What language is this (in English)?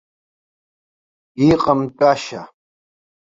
Abkhazian